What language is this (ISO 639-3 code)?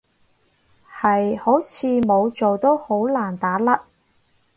yue